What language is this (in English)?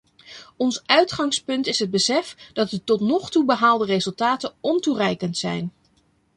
Dutch